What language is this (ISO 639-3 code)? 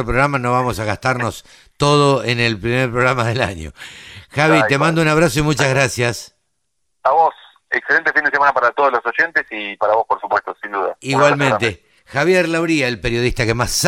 spa